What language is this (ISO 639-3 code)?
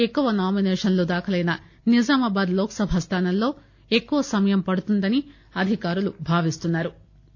tel